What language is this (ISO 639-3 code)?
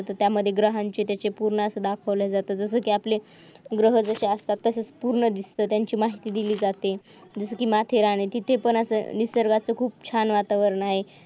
mar